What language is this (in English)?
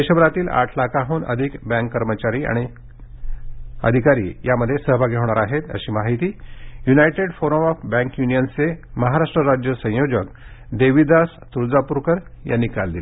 Marathi